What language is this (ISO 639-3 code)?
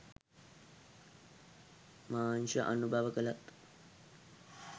sin